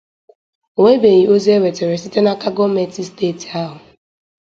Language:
Igbo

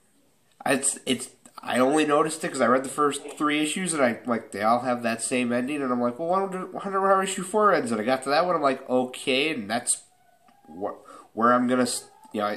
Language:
English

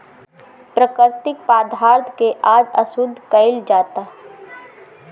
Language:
Bhojpuri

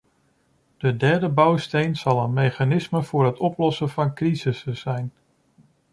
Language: Dutch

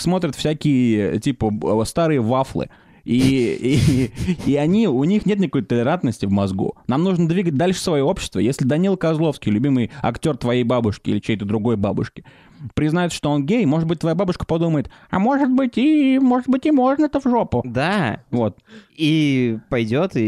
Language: Russian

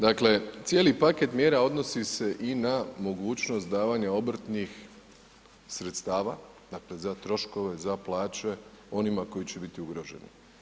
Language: Croatian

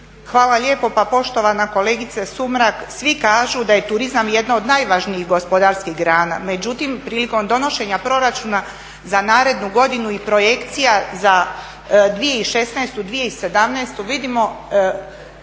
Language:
Croatian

